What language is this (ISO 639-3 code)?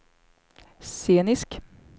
swe